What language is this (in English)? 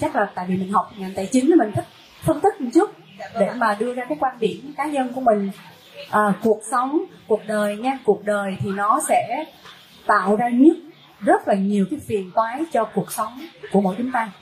Vietnamese